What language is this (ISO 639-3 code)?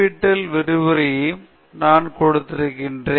tam